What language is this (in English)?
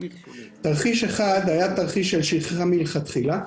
Hebrew